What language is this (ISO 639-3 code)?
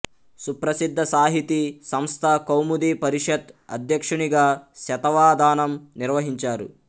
tel